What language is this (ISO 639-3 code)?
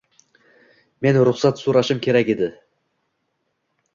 uzb